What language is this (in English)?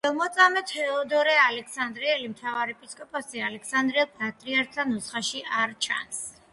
Georgian